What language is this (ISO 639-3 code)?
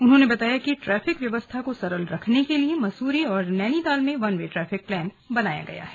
hin